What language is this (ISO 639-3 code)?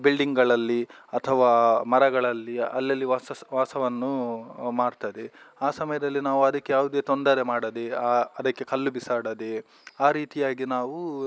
kan